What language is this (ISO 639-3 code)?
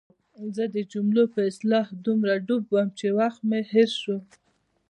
pus